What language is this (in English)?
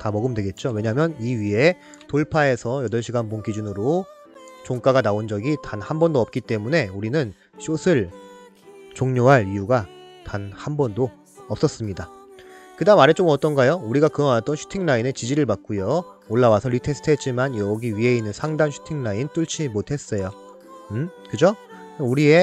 Korean